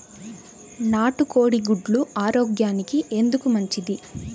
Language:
Telugu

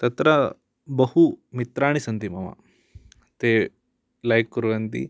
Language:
Sanskrit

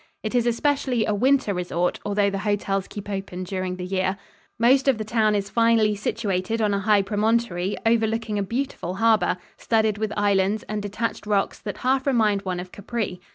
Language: English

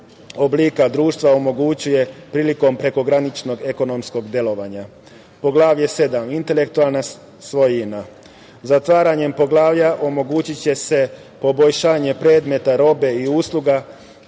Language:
Serbian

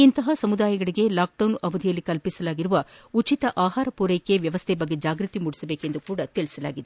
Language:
Kannada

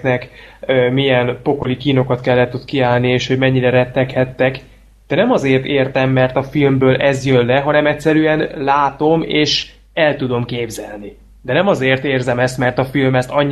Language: Hungarian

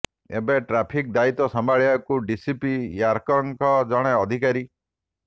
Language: Odia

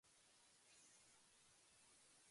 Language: Japanese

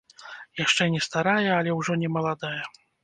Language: Belarusian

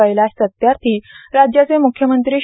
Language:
Marathi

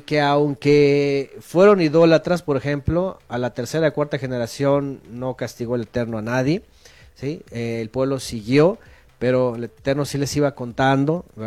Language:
Spanish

